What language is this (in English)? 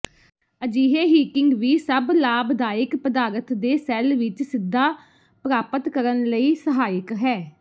Punjabi